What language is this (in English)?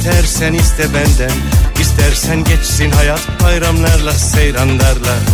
Turkish